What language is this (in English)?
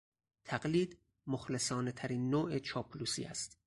Persian